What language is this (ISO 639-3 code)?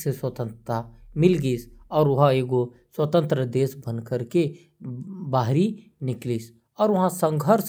kfp